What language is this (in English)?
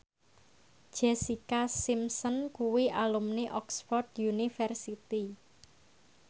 Javanese